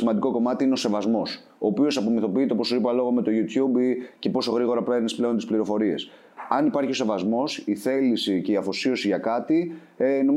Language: Greek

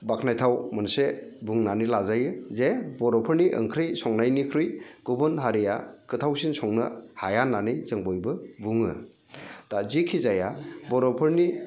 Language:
Bodo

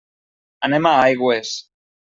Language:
Catalan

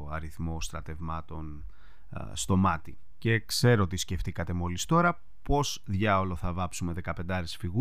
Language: Greek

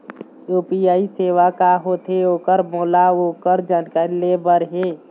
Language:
Chhattisgarhi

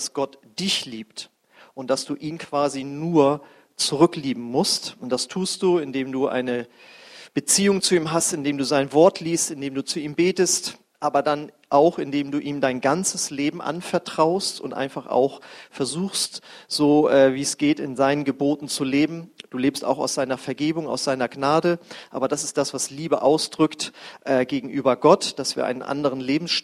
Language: German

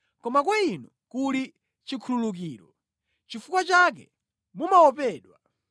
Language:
Nyanja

